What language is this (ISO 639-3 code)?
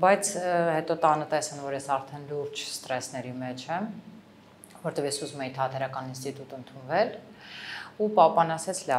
ron